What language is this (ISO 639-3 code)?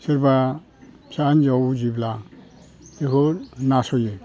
brx